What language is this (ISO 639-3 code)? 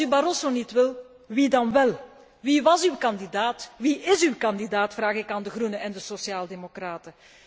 nld